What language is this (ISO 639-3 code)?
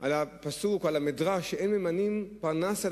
heb